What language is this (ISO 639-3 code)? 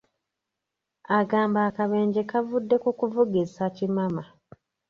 lug